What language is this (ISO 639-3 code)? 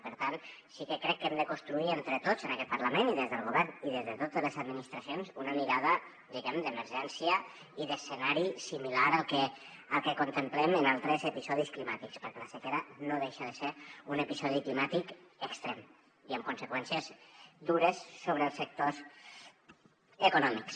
cat